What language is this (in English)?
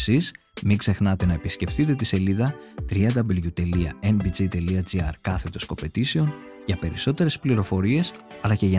Greek